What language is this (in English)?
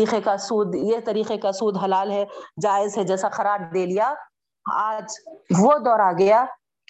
Urdu